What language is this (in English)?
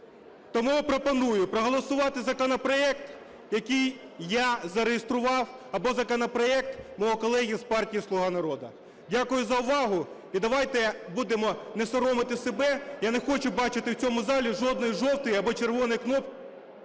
Ukrainian